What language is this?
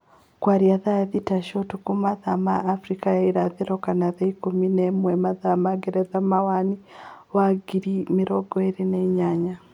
Kikuyu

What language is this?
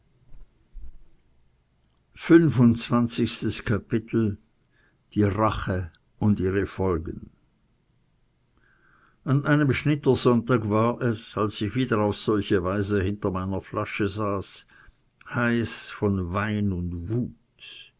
German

